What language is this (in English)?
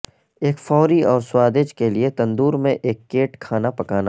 Urdu